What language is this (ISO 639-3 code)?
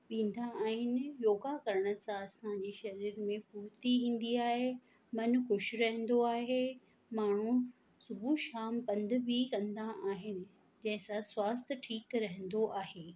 snd